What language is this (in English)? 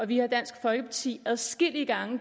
Danish